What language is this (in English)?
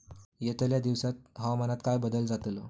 Marathi